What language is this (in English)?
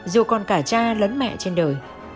Vietnamese